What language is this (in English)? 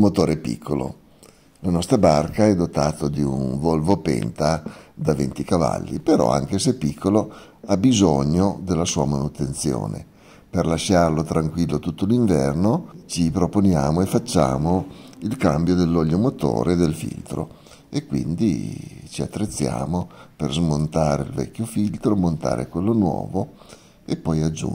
Italian